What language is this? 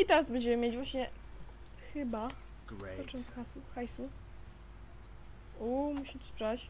Polish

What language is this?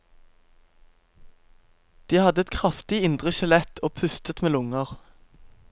Norwegian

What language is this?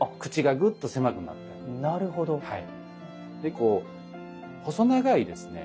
Japanese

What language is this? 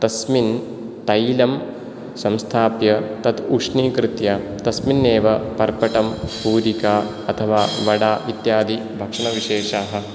Sanskrit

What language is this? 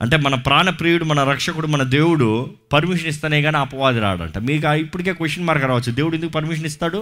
Telugu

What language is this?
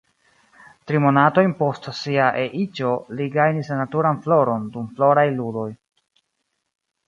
Esperanto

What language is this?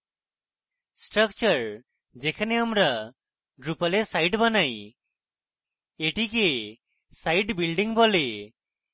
Bangla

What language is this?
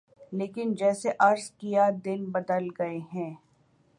Urdu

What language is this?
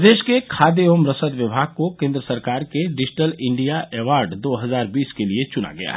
Hindi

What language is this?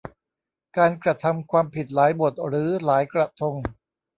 Thai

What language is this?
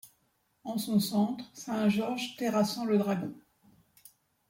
French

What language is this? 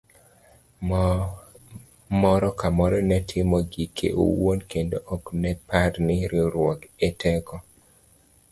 Luo (Kenya and Tanzania)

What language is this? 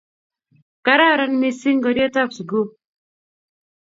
Kalenjin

